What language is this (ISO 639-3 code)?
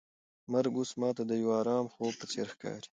pus